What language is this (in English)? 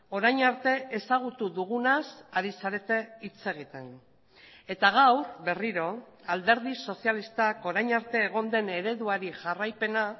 Basque